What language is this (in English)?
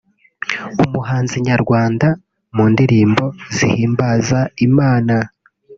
Kinyarwanda